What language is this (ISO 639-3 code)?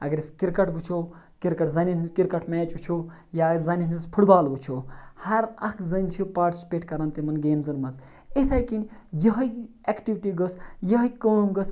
kas